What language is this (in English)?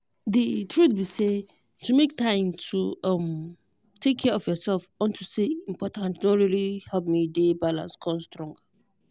Nigerian Pidgin